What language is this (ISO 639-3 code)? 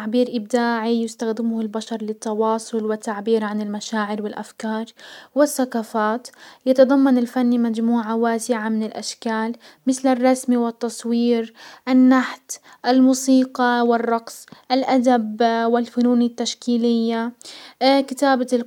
acw